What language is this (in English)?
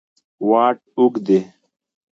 Pashto